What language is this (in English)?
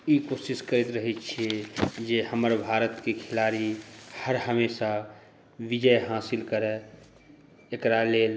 Maithili